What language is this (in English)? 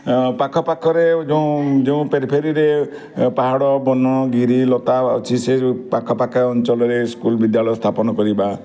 Odia